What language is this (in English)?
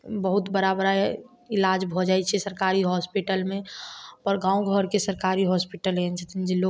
Maithili